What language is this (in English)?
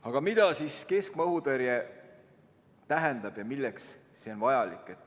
Estonian